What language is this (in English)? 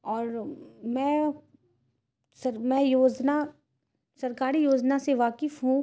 Urdu